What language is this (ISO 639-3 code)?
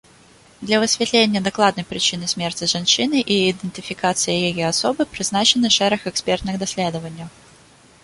bel